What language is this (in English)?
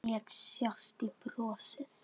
Icelandic